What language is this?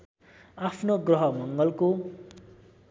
Nepali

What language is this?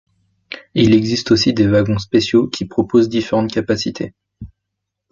French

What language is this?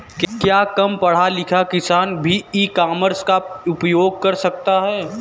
Hindi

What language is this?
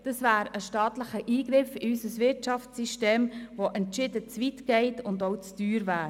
Swiss German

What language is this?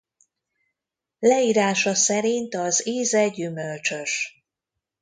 Hungarian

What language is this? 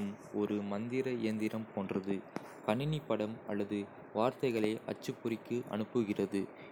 Kota (India)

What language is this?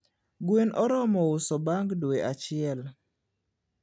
Luo (Kenya and Tanzania)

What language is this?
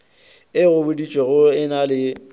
Northern Sotho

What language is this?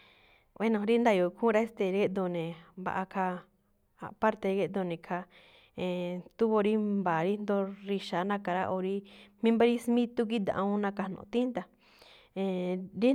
Malinaltepec Me'phaa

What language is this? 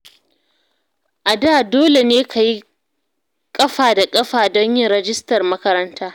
Hausa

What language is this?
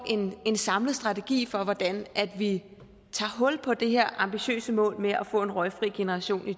Danish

